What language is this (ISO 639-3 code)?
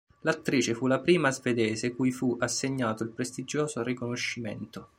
ita